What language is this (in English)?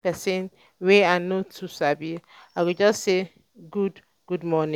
Nigerian Pidgin